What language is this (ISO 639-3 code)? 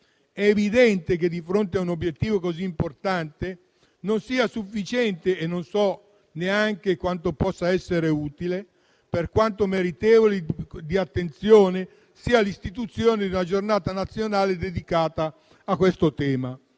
ita